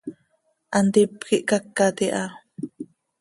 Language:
Seri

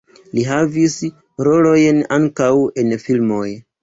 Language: Esperanto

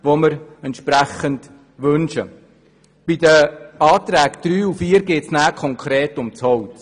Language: Swiss German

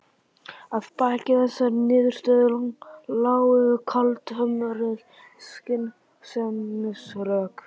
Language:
Icelandic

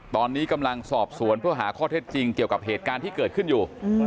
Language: Thai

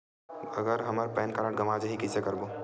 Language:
Chhattisgarhi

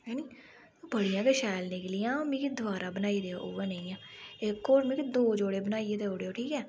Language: Dogri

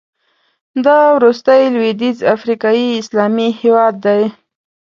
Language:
Pashto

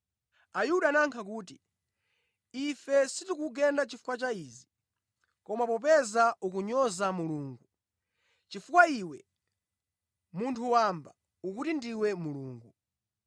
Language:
Nyanja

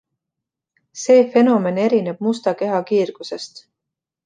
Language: Estonian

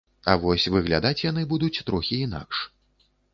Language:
Belarusian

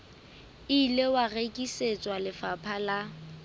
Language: Southern Sotho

